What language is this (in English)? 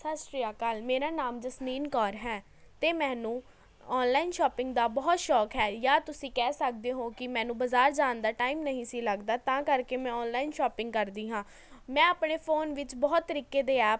Punjabi